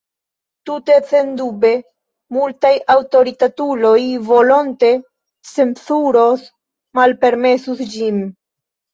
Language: Esperanto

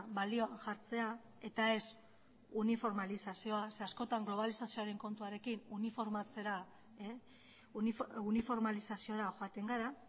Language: Basque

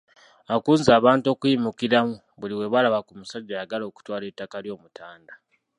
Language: Ganda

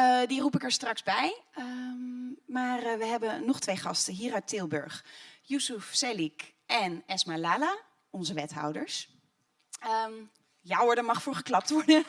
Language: Dutch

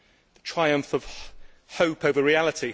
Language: English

